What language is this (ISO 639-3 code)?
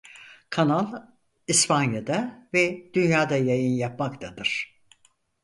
tur